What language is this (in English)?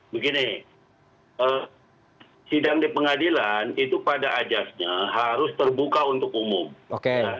Indonesian